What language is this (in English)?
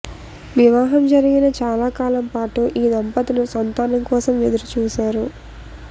Telugu